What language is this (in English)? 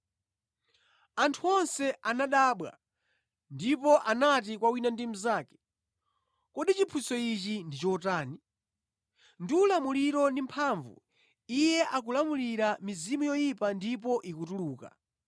Nyanja